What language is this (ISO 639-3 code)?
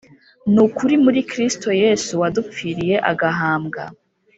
kin